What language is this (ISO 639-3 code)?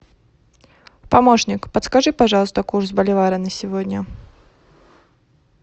rus